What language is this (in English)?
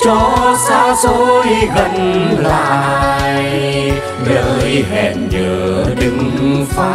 Thai